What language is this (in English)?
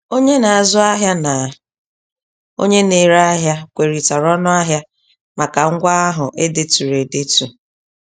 Igbo